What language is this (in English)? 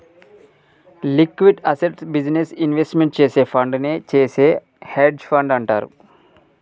Telugu